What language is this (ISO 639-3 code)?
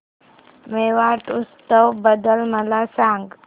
mar